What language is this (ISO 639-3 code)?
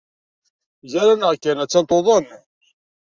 kab